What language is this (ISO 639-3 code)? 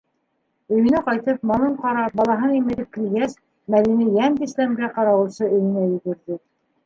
bak